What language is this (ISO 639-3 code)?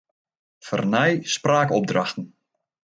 fry